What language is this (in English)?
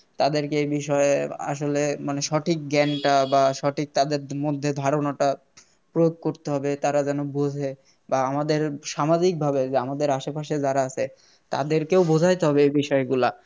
Bangla